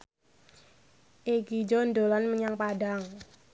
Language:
Javanese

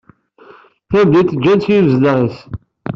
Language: Kabyle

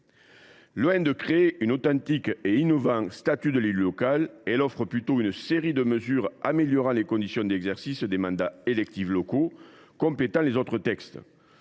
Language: French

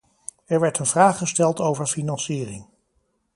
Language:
Dutch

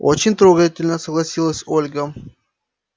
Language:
Russian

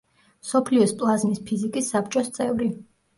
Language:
Georgian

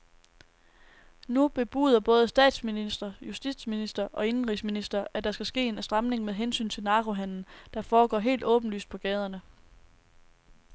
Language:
Danish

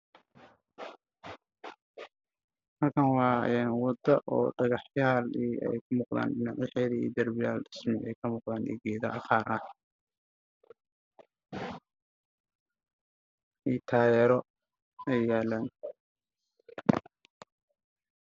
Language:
Somali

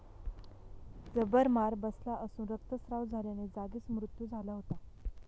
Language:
Marathi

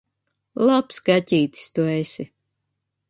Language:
Latvian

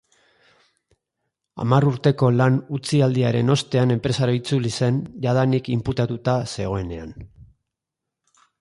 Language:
Basque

